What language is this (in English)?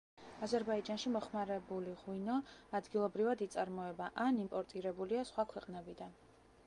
Georgian